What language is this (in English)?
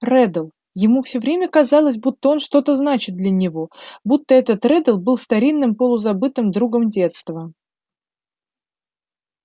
Russian